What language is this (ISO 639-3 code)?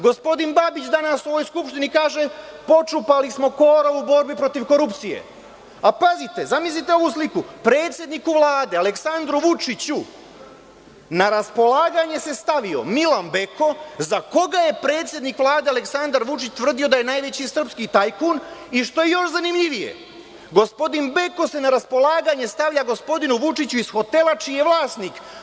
srp